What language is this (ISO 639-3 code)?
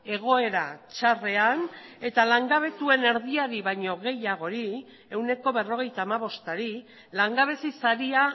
eus